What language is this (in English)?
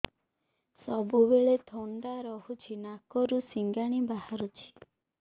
Odia